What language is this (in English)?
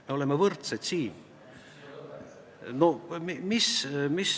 Estonian